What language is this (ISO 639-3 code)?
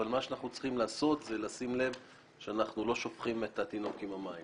heb